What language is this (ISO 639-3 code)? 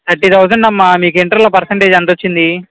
tel